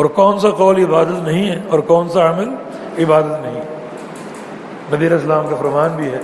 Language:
Urdu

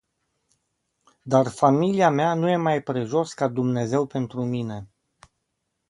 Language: Romanian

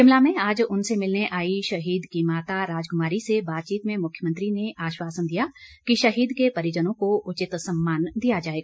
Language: Hindi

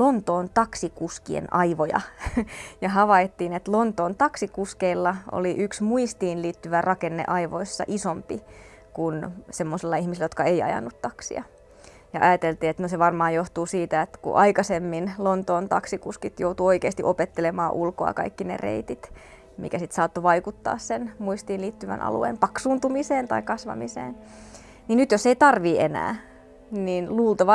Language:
Finnish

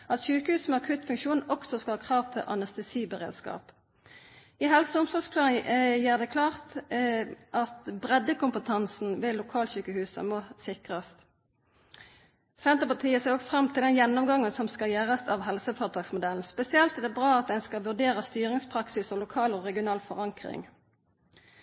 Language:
Norwegian Nynorsk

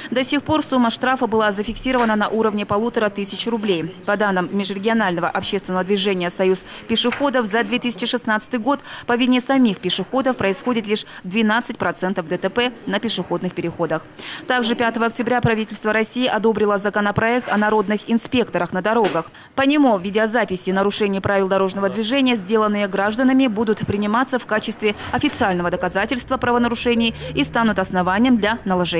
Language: Russian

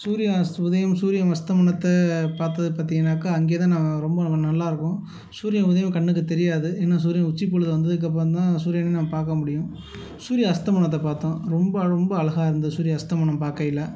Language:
Tamil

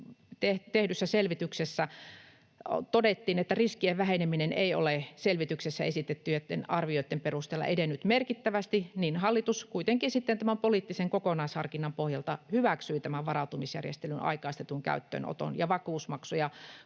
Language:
Finnish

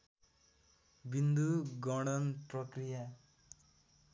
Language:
Nepali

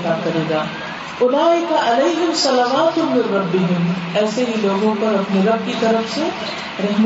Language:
Urdu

